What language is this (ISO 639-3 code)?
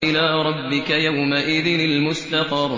ara